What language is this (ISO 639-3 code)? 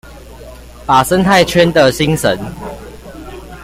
zho